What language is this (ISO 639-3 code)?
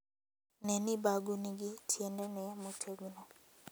luo